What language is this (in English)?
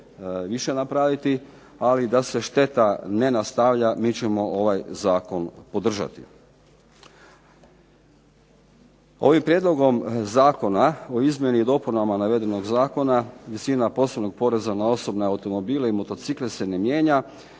Croatian